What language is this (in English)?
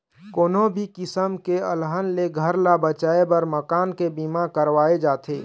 Chhattisgarhi